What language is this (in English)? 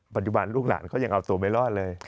Thai